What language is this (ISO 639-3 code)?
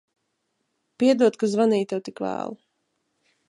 lav